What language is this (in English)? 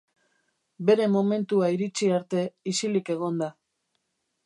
Basque